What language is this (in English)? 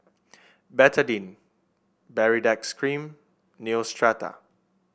English